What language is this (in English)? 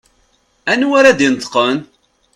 Kabyle